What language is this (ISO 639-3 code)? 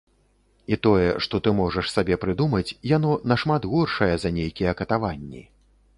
bel